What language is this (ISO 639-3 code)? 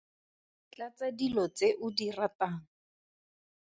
tsn